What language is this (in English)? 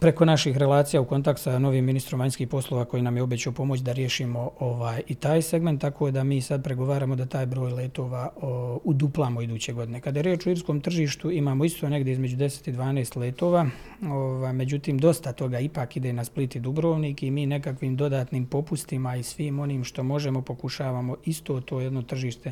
Croatian